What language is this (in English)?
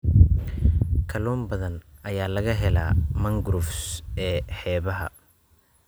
Somali